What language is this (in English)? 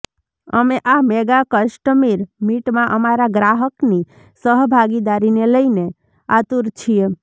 Gujarati